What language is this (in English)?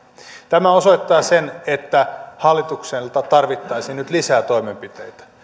Finnish